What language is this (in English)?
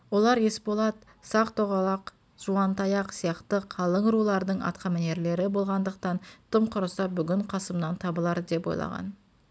Kazakh